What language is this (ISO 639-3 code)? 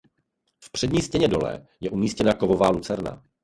ces